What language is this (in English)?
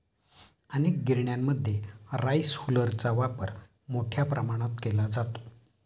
Marathi